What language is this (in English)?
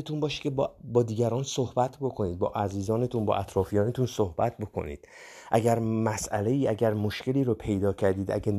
Persian